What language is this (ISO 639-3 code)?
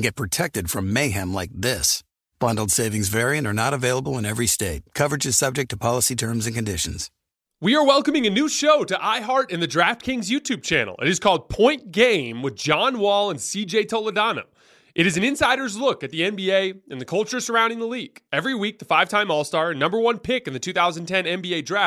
eng